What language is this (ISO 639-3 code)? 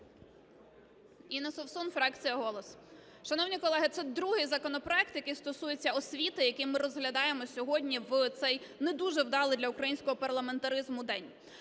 ukr